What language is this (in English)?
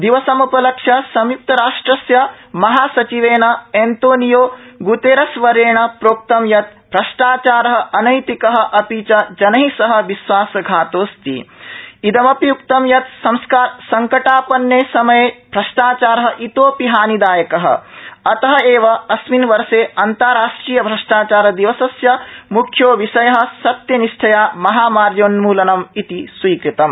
Sanskrit